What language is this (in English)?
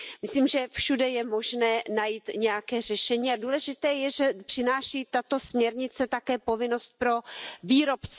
Czech